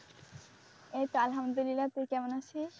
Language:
Bangla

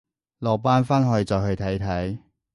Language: Cantonese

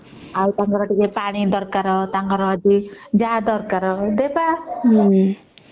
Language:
Odia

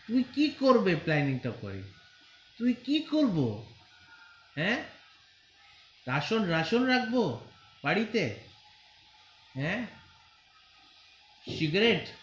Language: Bangla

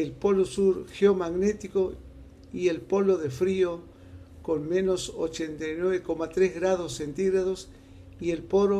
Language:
Spanish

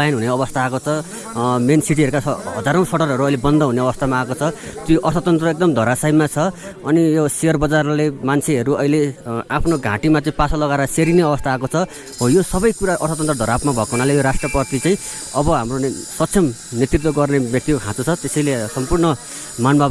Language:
Indonesian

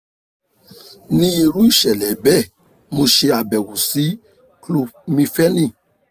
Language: Yoruba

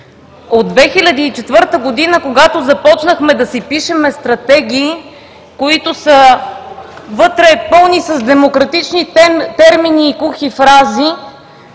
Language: Bulgarian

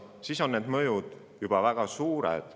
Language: Estonian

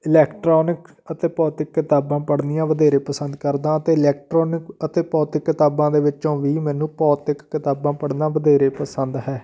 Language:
Punjabi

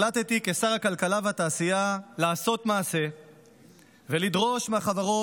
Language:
Hebrew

